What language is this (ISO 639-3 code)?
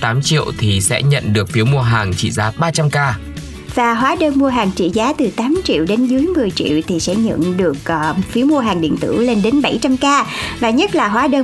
vie